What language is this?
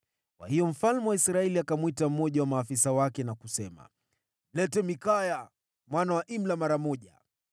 Swahili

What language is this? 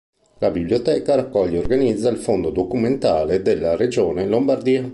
Italian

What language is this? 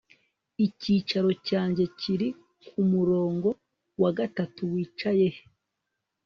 Kinyarwanda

